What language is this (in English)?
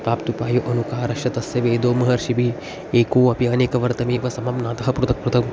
Sanskrit